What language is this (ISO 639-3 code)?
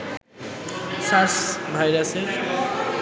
ben